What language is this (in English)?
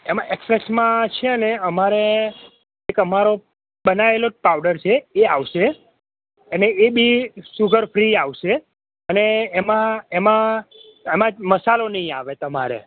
Gujarati